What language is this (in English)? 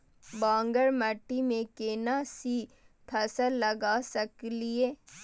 Maithili